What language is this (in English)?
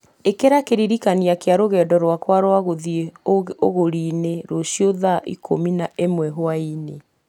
Kikuyu